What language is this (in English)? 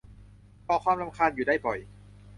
Thai